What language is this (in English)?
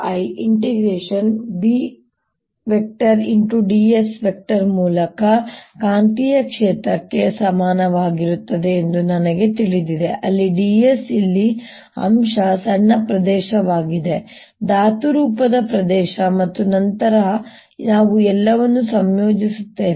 Kannada